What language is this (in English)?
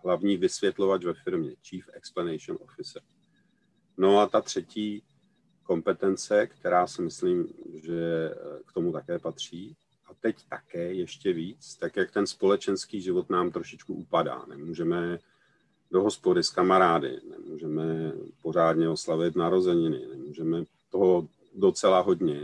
Czech